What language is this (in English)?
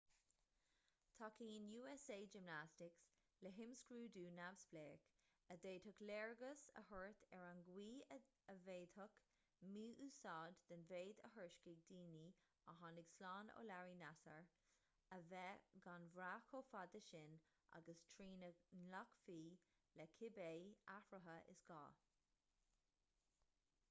Irish